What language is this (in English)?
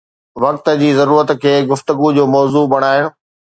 Sindhi